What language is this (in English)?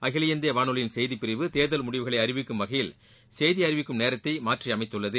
Tamil